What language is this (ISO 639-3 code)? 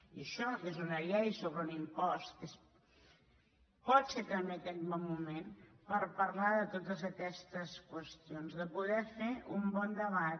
cat